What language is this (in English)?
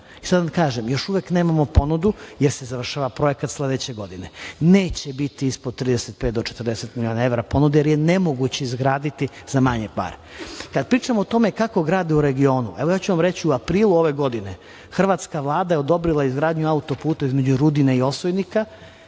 Serbian